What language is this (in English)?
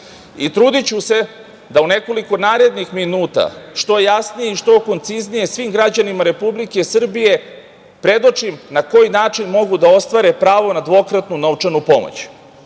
Serbian